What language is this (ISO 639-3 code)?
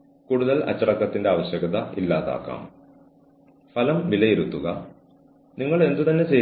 mal